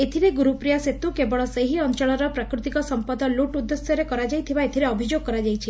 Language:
Odia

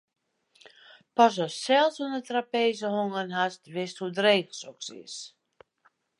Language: Western Frisian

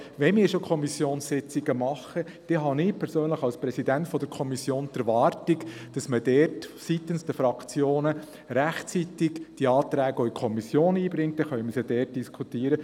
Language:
Swiss German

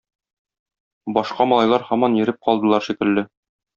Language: Tatar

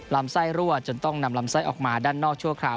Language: Thai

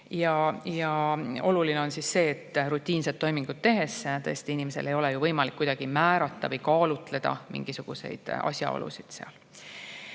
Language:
Estonian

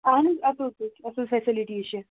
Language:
Kashmiri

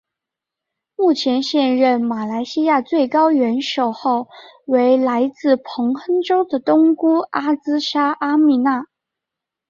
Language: Chinese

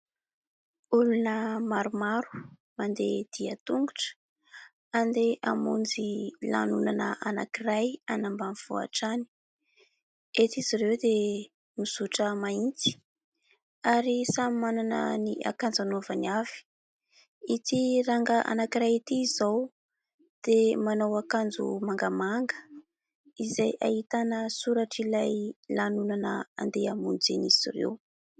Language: Malagasy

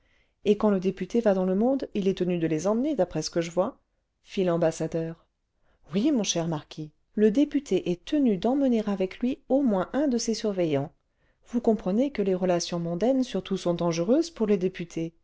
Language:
French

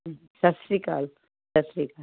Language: Punjabi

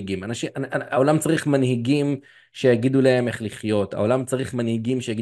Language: Hebrew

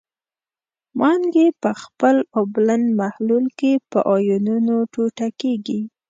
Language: Pashto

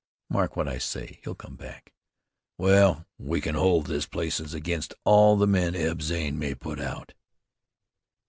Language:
English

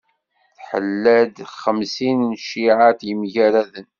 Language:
Kabyle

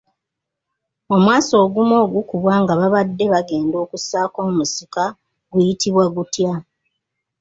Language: Ganda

